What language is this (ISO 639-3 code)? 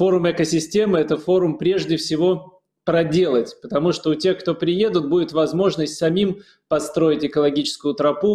rus